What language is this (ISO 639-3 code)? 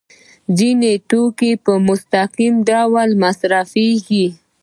pus